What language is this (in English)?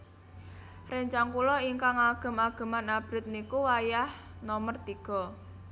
Javanese